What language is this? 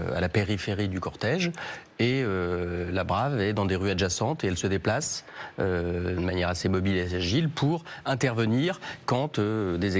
French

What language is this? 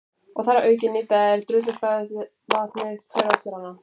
Icelandic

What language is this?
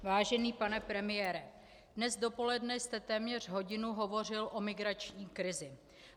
Czech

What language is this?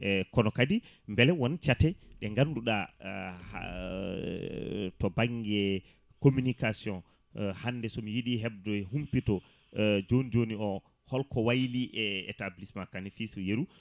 Fula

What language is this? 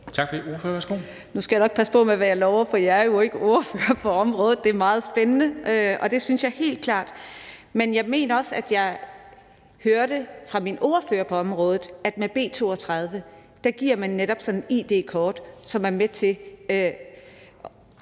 Danish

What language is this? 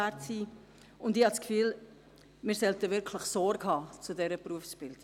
Swiss German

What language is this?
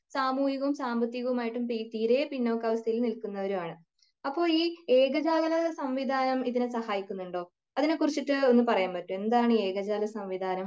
Malayalam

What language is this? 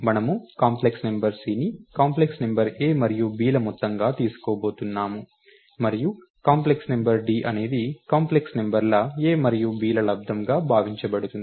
Telugu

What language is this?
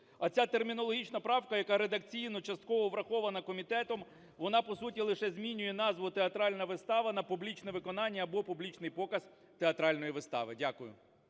Ukrainian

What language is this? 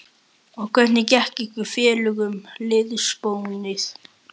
Icelandic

